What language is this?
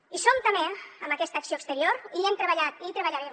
Catalan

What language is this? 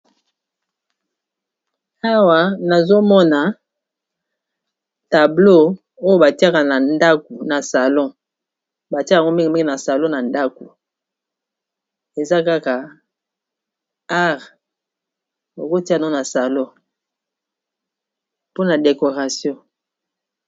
Lingala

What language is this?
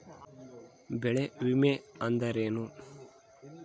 Kannada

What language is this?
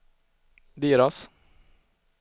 Swedish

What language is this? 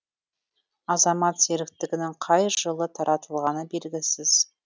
Kazakh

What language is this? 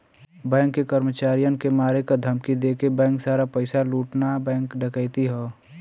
Bhojpuri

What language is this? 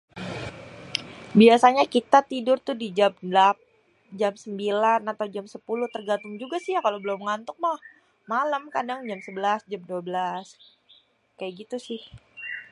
Betawi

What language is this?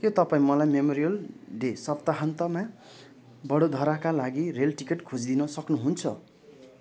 Nepali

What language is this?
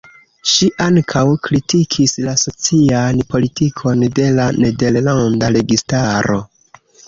Esperanto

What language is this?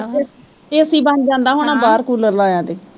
Punjabi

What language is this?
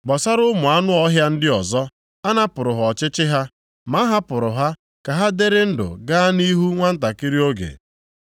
Igbo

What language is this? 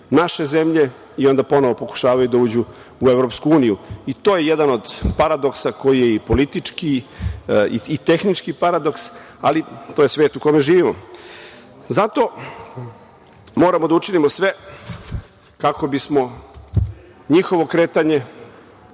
Serbian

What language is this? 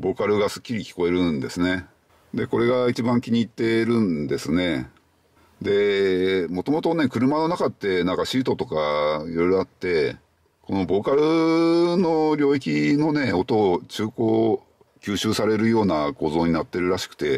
Japanese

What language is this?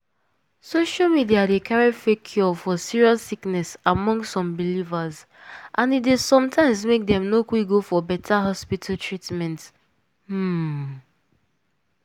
Nigerian Pidgin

